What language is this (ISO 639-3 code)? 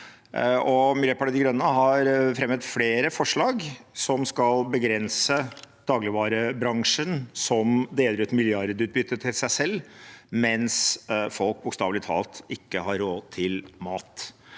nor